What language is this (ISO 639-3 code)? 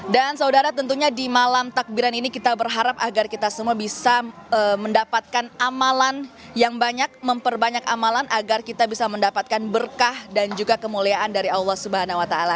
ind